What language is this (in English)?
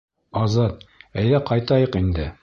Bashkir